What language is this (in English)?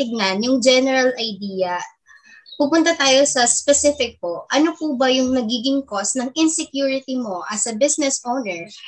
Filipino